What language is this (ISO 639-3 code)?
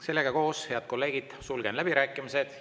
est